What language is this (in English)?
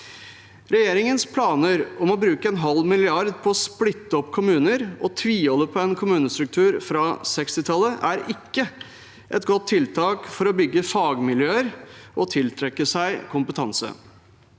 Norwegian